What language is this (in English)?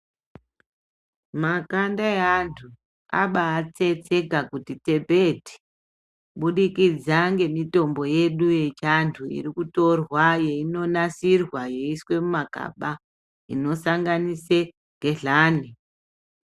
Ndau